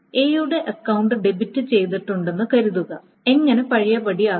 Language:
Malayalam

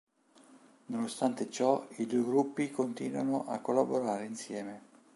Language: Italian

